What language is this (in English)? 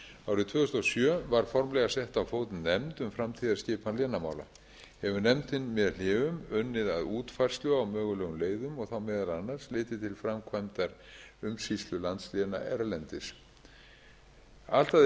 Icelandic